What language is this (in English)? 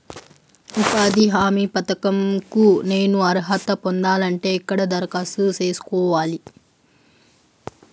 Telugu